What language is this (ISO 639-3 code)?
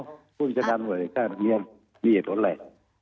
tha